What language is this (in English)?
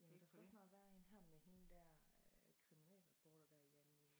Danish